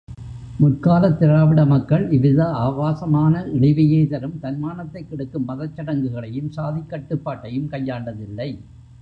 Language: Tamil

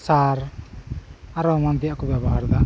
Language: Santali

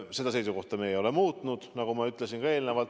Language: Estonian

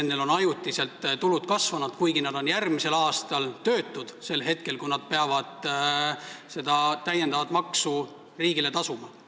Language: Estonian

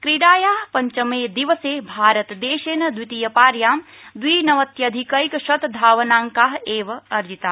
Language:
Sanskrit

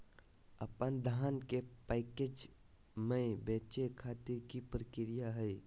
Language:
Magahi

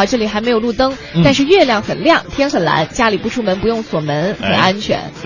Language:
Chinese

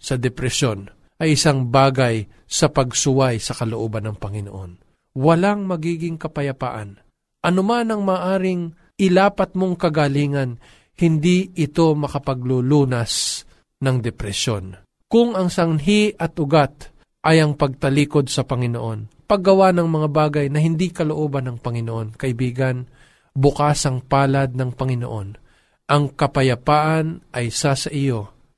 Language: Filipino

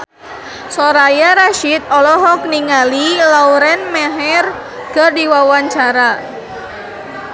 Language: Sundanese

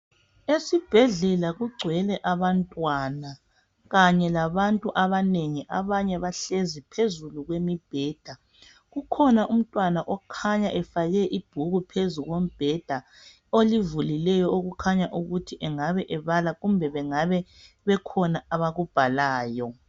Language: North Ndebele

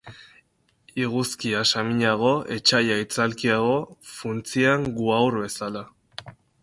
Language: Basque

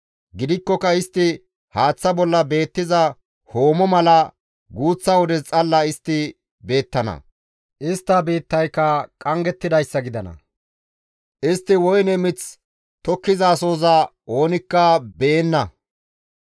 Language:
Gamo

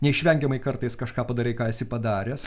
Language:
Lithuanian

